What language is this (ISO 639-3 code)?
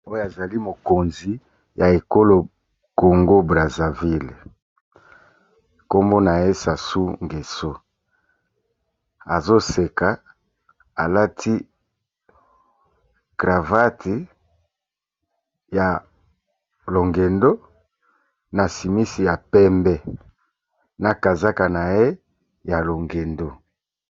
lin